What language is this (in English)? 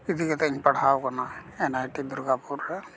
Santali